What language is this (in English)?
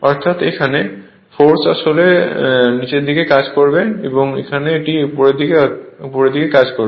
Bangla